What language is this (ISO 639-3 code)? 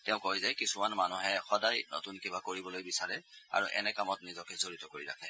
asm